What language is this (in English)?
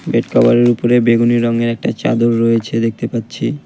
Bangla